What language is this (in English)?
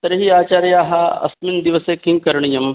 Sanskrit